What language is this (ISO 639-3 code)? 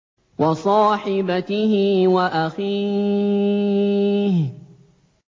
ara